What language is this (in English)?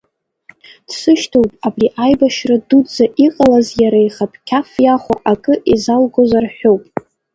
Abkhazian